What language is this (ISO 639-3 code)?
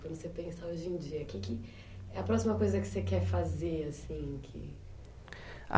por